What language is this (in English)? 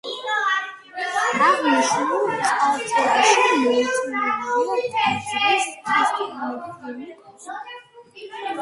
Georgian